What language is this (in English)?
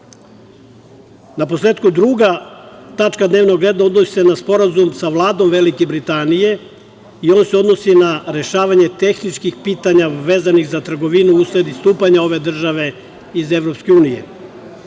Serbian